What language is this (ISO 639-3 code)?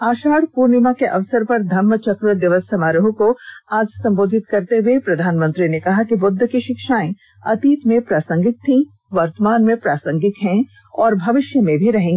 hin